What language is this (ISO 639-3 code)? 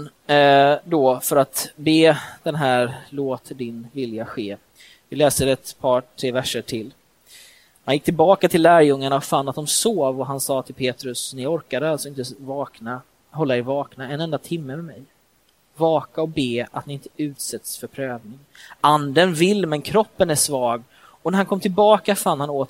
swe